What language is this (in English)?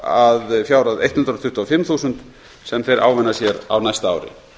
Icelandic